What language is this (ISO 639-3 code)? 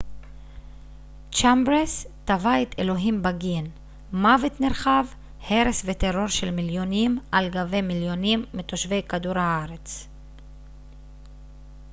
heb